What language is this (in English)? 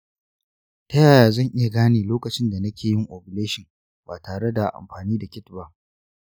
Hausa